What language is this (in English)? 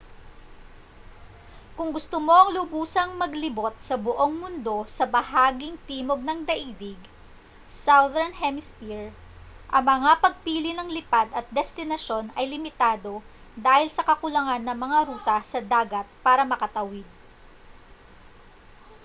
Filipino